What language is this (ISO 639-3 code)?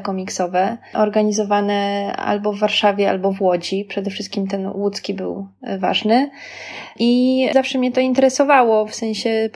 pol